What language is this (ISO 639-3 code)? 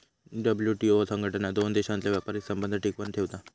mar